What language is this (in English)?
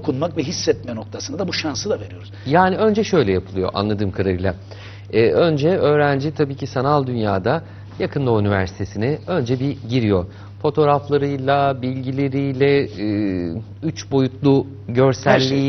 Turkish